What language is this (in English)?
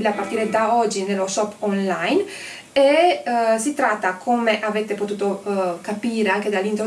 Italian